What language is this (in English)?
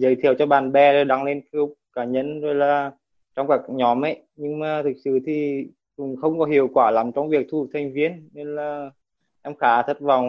Vietnamese